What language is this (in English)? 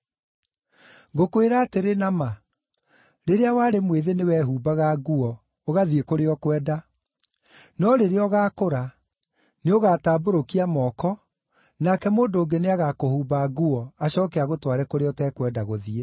Kikuyu